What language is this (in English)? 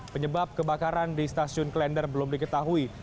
Indonesian